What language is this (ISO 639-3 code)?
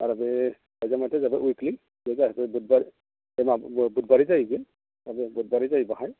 brx